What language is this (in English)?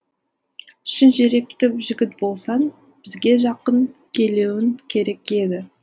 Kazakh